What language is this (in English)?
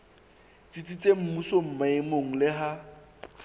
Southern Sotho